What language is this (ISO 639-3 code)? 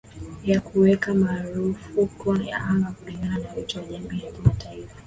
swa